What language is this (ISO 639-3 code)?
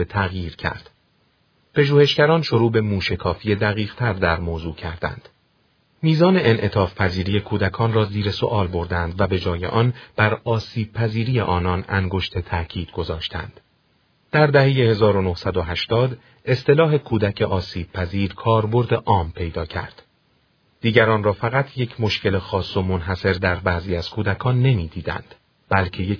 fas